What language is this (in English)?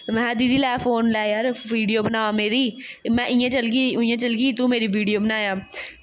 Dogri